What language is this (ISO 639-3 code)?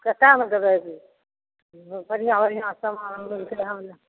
mai